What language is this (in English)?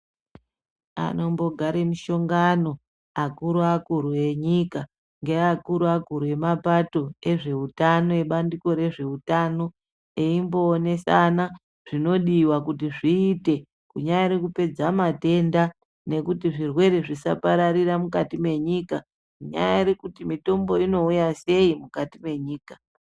Ndau